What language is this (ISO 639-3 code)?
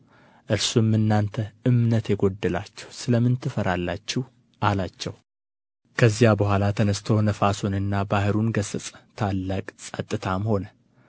amh